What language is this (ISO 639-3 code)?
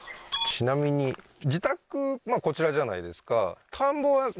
jpn